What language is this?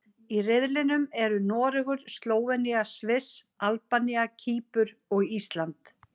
Icelandic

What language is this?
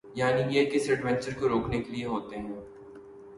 Urdu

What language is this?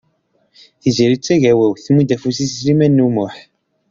Kabyle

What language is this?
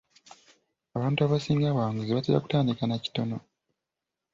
Ganda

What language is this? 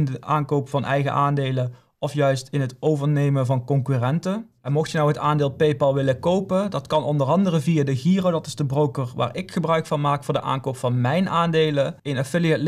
Dutch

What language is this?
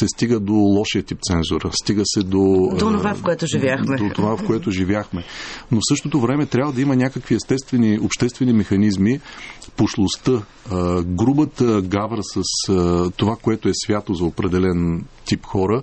Bulgarian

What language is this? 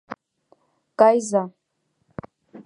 Mari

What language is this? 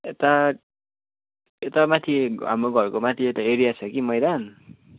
Nepali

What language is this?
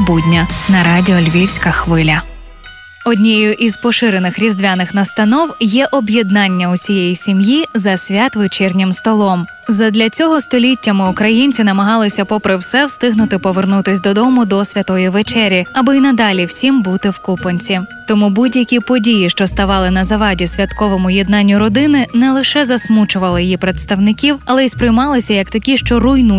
Ukrainian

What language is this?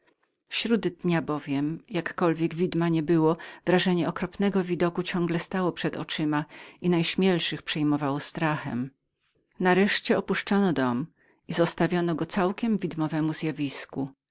Polish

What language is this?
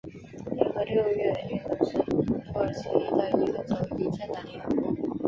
Chinese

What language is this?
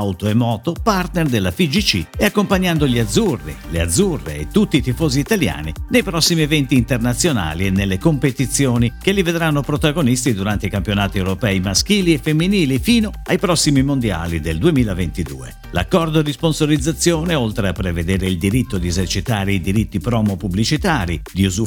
Italian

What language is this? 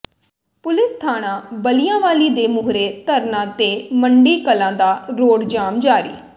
Punjabi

